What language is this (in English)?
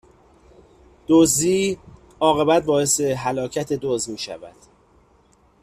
Persian